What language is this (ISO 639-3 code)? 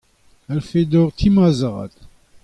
bre